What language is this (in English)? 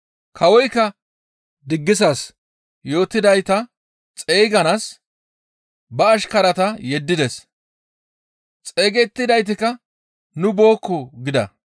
Gamo